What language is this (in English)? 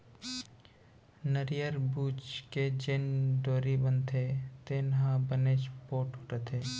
Chhattisgarhi